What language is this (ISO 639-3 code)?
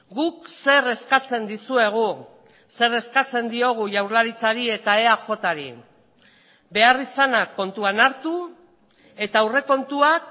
eus